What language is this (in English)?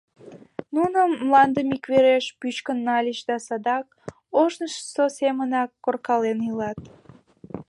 Mari